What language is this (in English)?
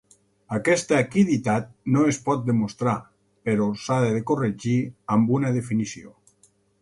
Catalan